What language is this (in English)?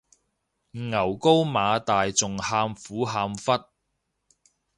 Cantonese